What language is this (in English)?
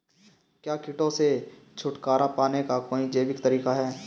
Hindi